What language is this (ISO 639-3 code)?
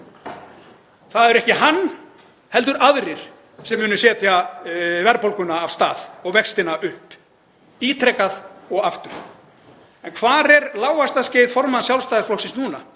isl